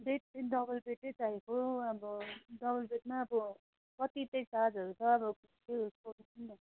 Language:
Nepali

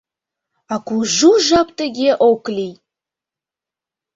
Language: Mari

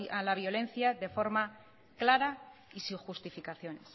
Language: Spanish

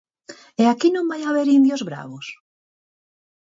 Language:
Galician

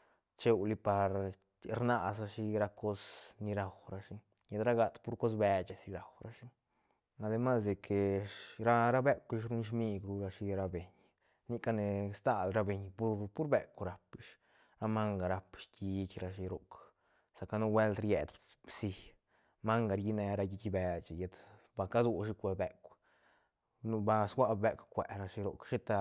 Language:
Santa Catarina Albarradas Zapotec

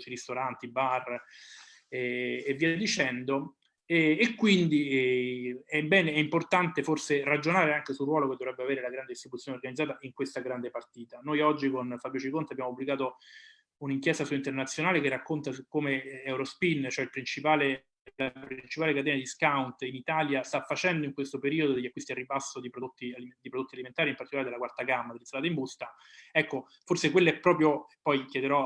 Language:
Italian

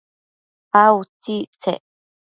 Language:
Matsés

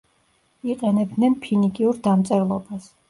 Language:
Georgian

